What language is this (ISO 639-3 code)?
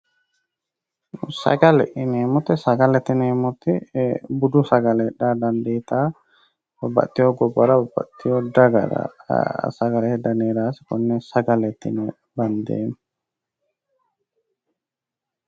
sid